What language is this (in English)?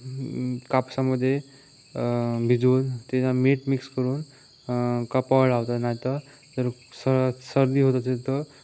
Marathi